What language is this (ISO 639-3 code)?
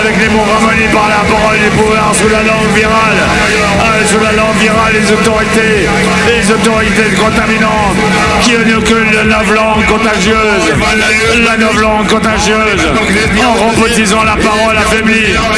fra